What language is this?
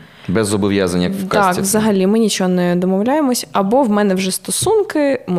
Ukrainian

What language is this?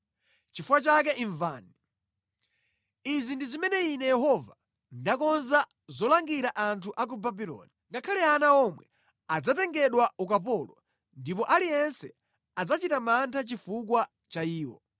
Nyanja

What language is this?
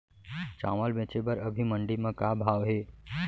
Chhattisgarhi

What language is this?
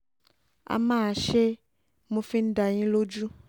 Yoruba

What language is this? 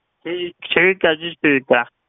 Punjabi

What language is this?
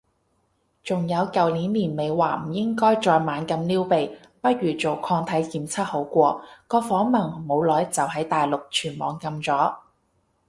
Cantonese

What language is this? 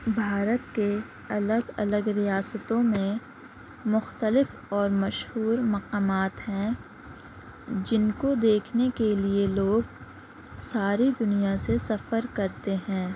Urdu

